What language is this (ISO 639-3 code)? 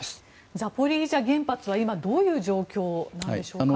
jpn